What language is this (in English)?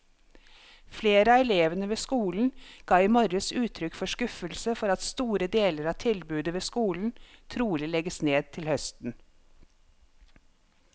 Norwegian